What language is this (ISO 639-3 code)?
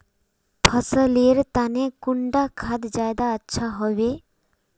mag